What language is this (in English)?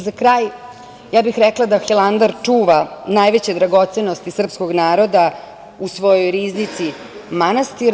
Serbian